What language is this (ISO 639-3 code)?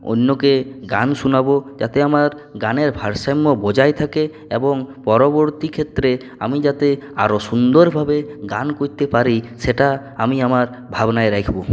ben